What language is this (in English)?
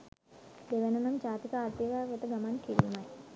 Sinhala